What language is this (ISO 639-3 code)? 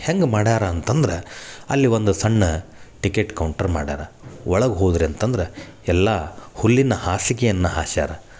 kan